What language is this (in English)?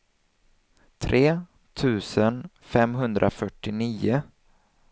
Swedish